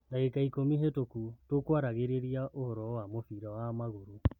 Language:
Kikuyu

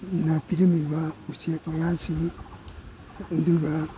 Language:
Manipuri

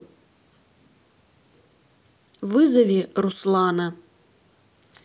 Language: Russian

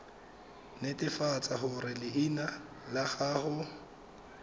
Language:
Tswana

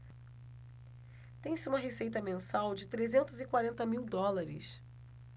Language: Portuguese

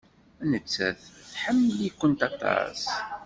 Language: Kabyle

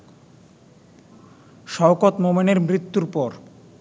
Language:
Bangla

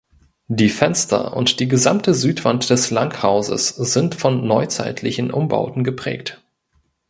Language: German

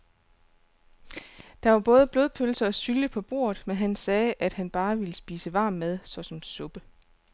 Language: Danish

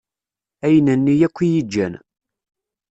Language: Kabyle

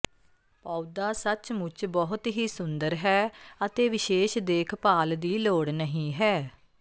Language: Punjabi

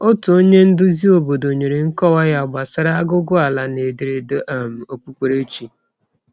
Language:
Igbo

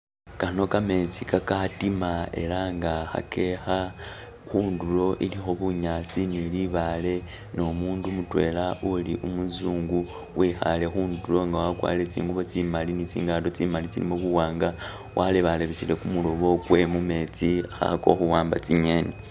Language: Masaaba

